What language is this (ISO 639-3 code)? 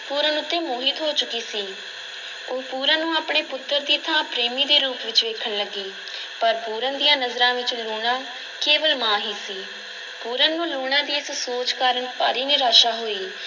pan